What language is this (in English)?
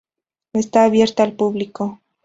Spanish